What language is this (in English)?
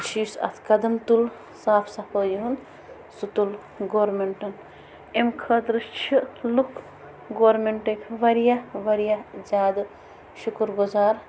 Kashmiri